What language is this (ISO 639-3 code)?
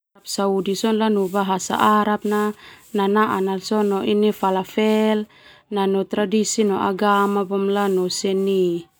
twu